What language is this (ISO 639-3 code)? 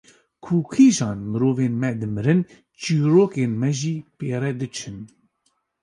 kur